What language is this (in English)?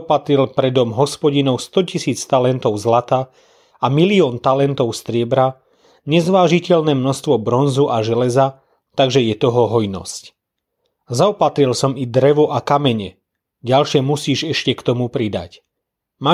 Slovak